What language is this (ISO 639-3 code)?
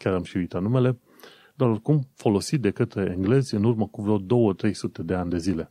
ron